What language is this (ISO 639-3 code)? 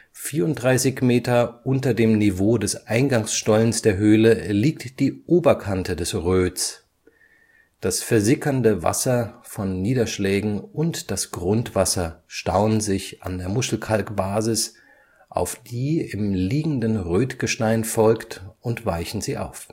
deu